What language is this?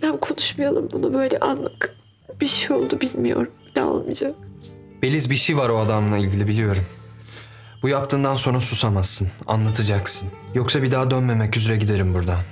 Turkish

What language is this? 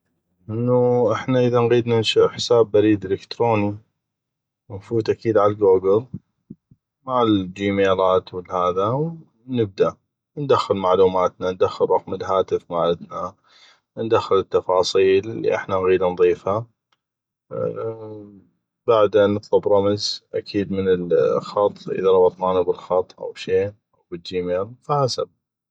North Mesopotamian Arabic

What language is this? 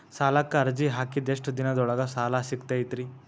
Kannada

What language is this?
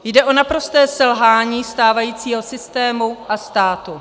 Czech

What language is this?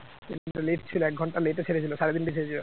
Bangla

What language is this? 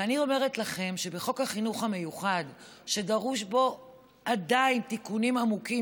Hebrew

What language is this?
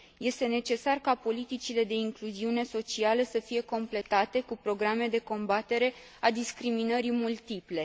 Romanian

